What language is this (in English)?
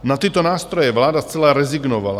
Czech